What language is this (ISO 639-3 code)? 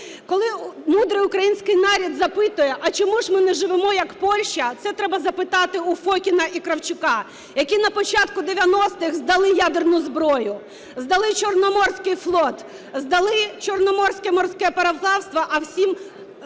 ukr